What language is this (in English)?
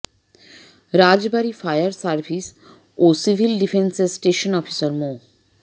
Bangla